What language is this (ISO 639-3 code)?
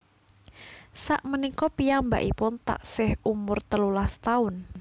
jav